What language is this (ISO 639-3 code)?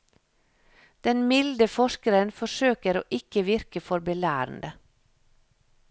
nor